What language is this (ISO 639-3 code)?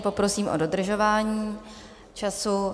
ces